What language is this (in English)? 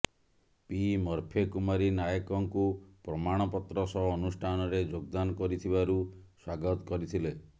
Odia